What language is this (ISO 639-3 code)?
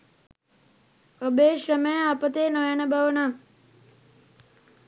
sin